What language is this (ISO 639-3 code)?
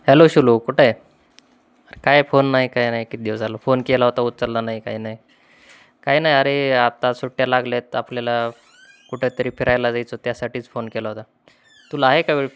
mar